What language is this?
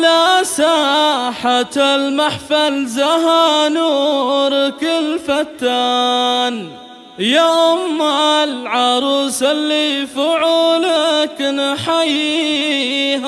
Arabic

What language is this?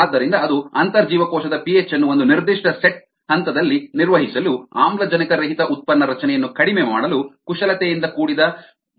Kannada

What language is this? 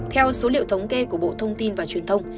Vietnamese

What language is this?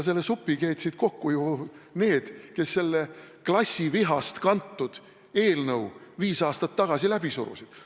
Estonian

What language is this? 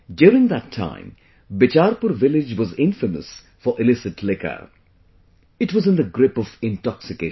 English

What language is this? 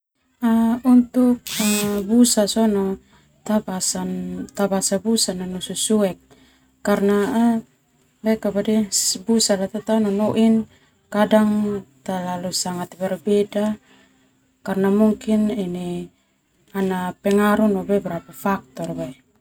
Termanu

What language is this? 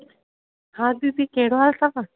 Sindhi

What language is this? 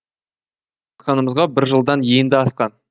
Kazakh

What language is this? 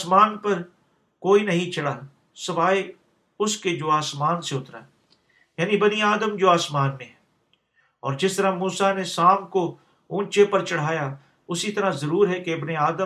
Urdu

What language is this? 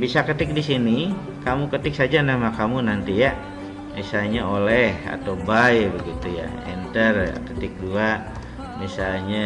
Indonesian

